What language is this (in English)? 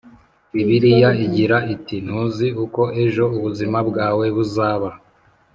Kinyarwanda